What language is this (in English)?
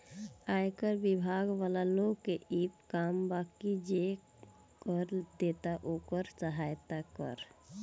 Bhojpuri